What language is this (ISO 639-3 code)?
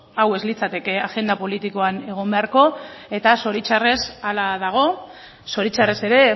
eus